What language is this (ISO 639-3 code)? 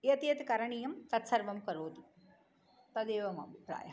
san